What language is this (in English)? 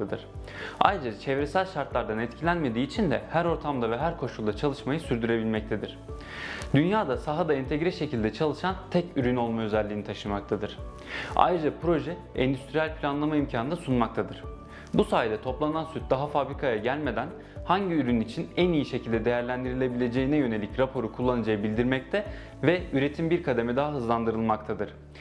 Turkish